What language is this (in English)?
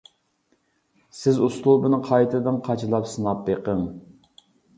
Uyghur